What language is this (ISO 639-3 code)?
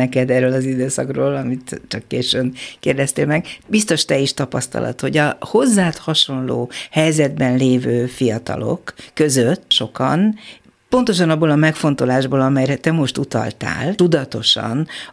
hun